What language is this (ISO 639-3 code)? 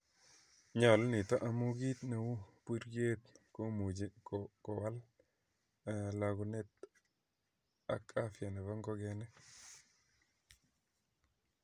kln